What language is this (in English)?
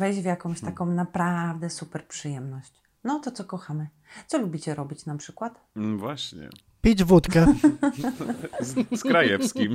Polish